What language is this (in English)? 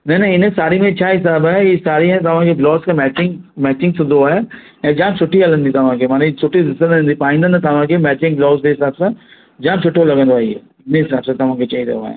Sindhi